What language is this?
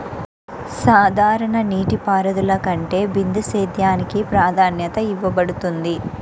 Telugu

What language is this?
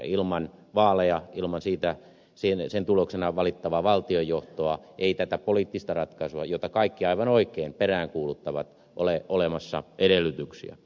Finnish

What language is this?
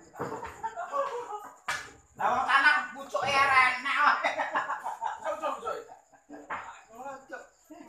Indonesian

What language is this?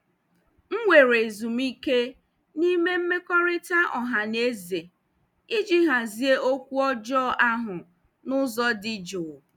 Igbo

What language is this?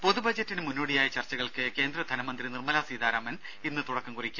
Malayalam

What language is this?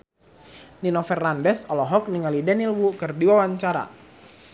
Sundanese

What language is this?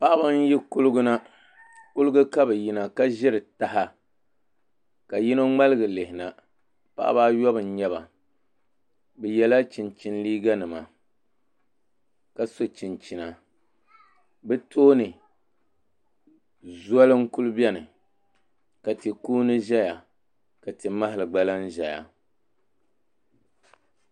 Dagbani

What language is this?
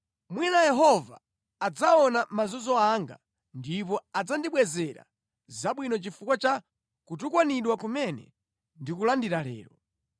Nyanja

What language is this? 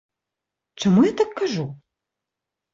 Belarusian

